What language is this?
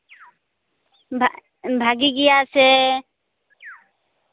Santali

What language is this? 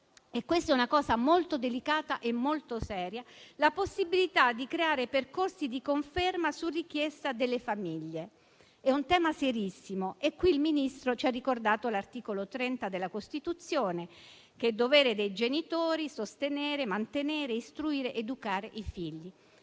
Italian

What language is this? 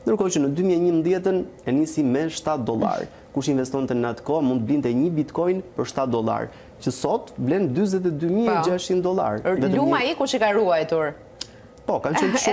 Romanian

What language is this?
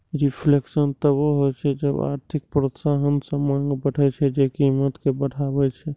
Maithili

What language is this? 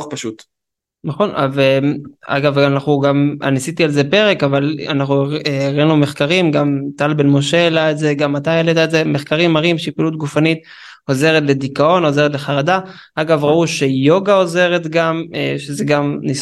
Hebrew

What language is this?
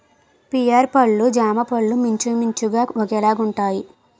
Telugu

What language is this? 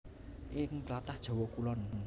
Javanese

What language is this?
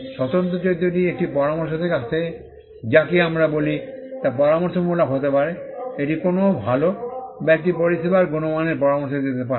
Bangla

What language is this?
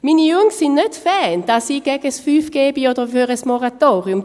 Swiss German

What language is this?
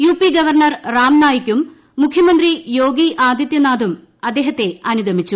Malayalam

